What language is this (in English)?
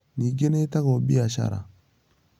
Kikuyu